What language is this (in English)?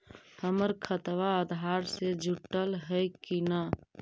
Magahi